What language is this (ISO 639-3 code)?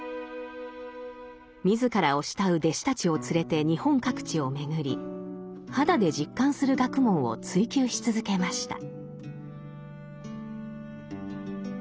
jpn